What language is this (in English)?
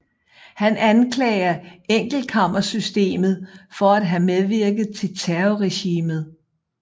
Danish